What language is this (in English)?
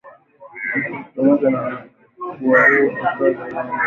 Swahili